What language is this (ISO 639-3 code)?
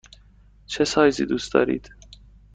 fas